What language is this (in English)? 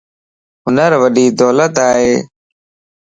Lasi